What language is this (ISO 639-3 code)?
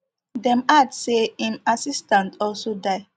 pcm